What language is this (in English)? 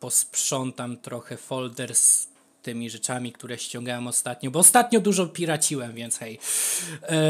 Polish